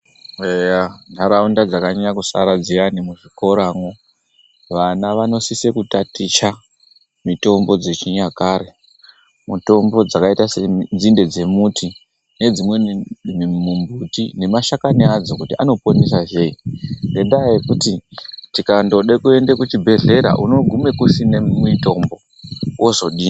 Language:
Ndau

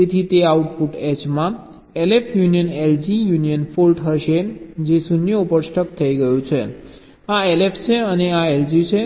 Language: Gujarati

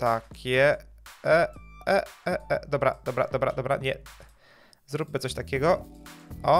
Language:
Polish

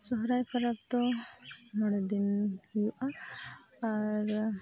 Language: Santali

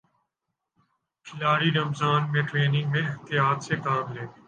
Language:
Urdu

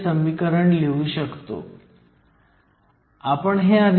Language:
Marathi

